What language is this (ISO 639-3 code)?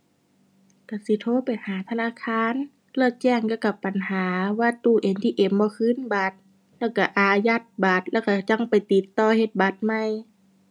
tha